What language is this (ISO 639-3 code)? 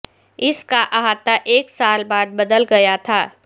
urd